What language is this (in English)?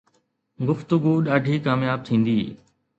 Sindhi